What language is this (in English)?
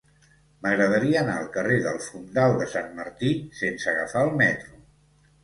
Catalan